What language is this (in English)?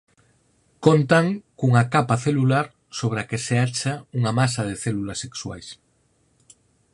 Galician